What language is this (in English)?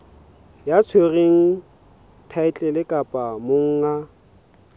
Southern Sotho